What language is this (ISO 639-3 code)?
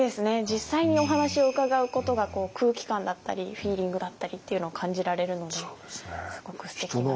jpn